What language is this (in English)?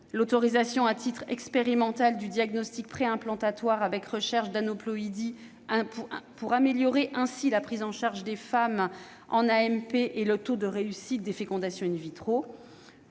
French